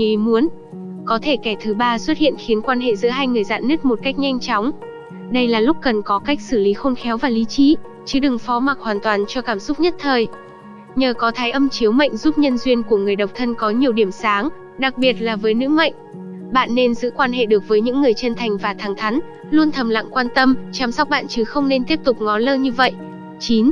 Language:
Vietnamese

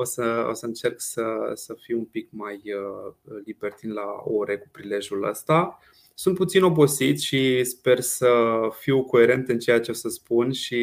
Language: Romanian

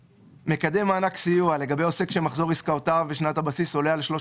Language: Hebrew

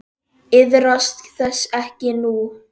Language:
Icelandic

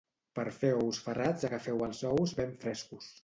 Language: Catalan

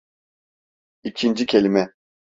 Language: Turkish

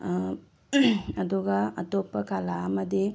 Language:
Manipuri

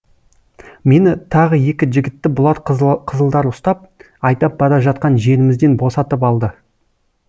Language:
Kazakh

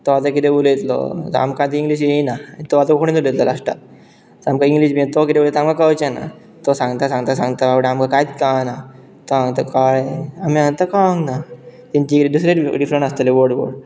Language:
Konkani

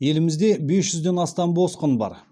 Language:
Kazakh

